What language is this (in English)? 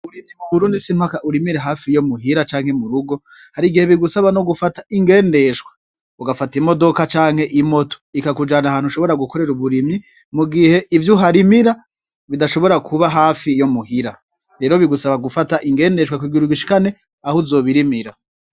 Rundi